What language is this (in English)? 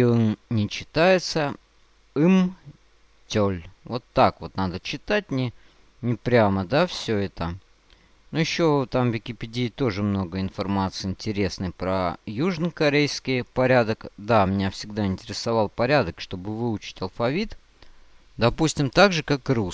Russian